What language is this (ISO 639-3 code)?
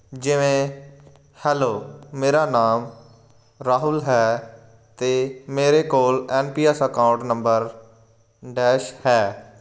pan